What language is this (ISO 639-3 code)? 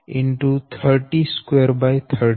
guj